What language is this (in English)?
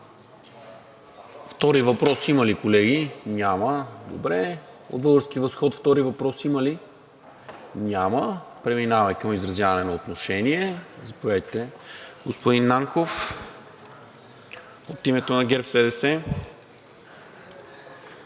Bulgarian